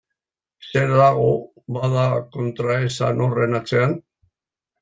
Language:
Basque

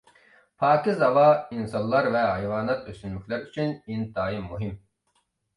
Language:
Uyghur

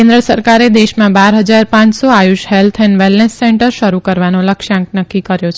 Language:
Gujarati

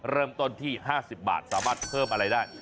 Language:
Thai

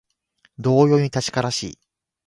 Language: Japanese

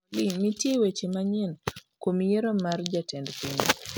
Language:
Luo (Kenya and Tanzania)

